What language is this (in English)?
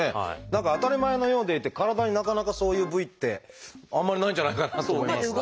Japanese